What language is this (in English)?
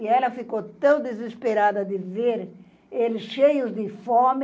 Portuguese